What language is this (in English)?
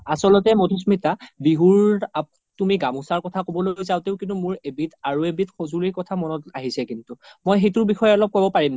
Assamese